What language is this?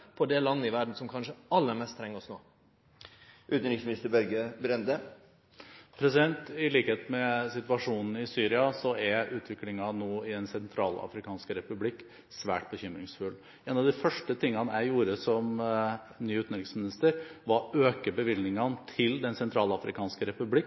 Norwegian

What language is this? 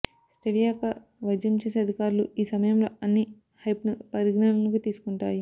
Telugu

